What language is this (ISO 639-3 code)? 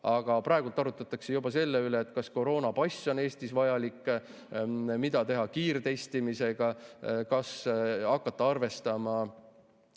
est